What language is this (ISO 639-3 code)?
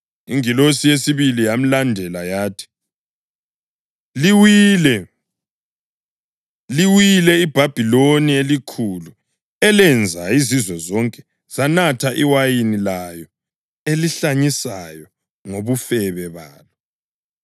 nde